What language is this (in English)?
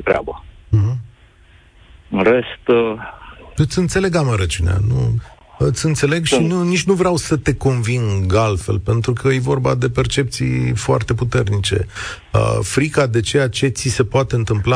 Romanian